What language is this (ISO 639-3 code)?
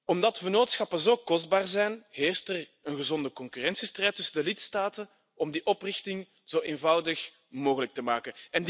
nld